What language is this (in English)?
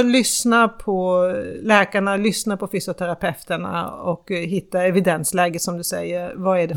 Swedish